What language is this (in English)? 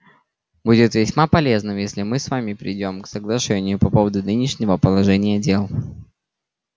Russian